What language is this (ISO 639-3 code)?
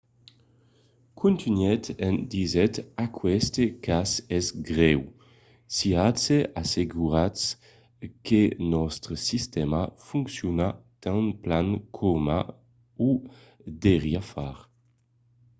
oci